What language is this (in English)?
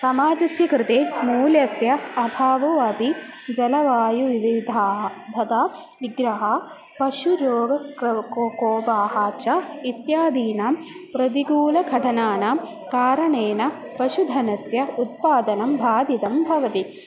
Sanskrit